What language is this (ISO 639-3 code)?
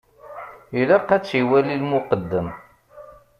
kab